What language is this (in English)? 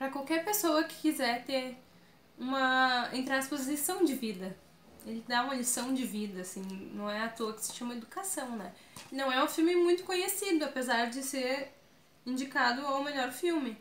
Portuguese